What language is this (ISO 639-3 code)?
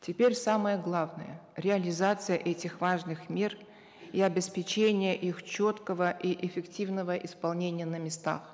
kaz